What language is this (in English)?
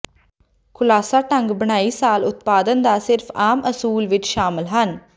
Punjabi